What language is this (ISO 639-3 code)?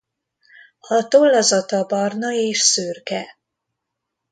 hun